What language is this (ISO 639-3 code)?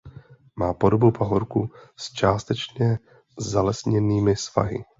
ces